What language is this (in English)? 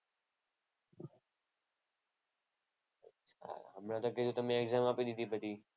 Gujarati